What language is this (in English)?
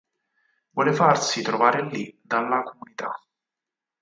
Italian